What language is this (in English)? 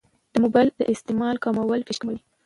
Pashto